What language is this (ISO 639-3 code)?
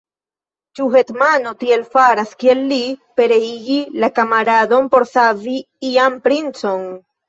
epo